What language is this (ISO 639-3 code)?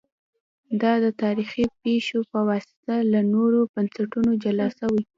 pus